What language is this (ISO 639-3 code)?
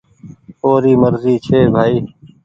gig